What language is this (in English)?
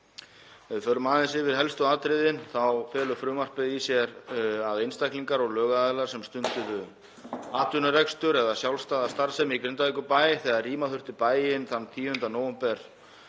Icelandic